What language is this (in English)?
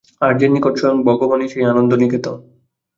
Bangla